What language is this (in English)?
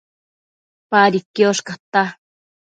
Matsés